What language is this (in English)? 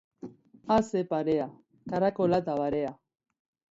Basque